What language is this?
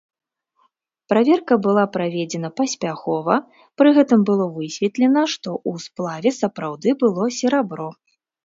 Belarusian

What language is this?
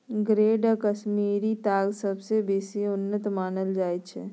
Maithili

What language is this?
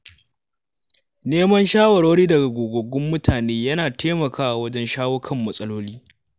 Hausa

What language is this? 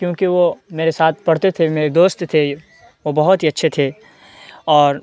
Urdu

